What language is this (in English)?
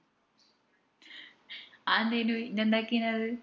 Malayalam